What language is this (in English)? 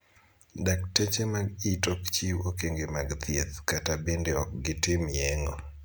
Luo (Kenya and Tanzania)